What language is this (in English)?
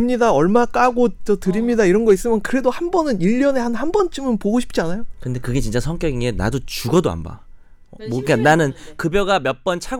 Korean